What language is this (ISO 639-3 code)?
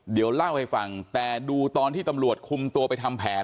tha